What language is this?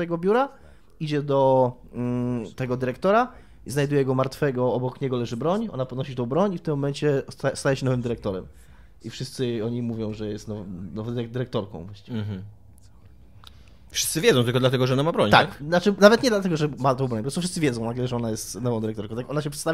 Polish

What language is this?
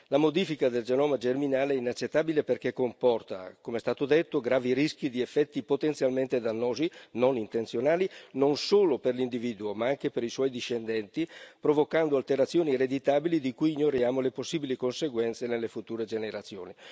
Italian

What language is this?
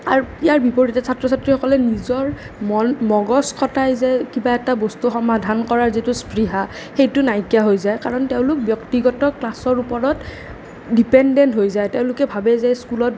Assamese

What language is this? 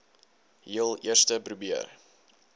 Afrikaans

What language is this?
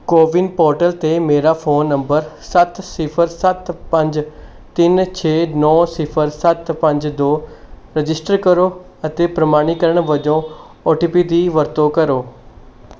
Punjabi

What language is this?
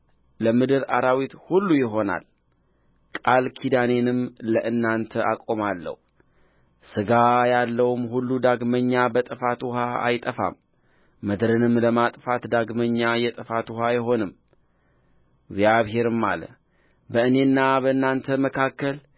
Amharic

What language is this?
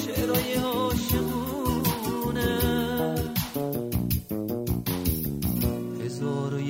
Persian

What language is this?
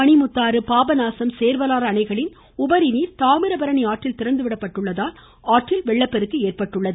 Tamil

